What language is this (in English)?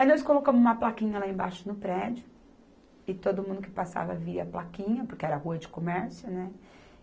Portuguese